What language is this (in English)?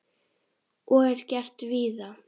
Icelandic